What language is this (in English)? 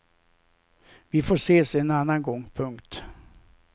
Swedish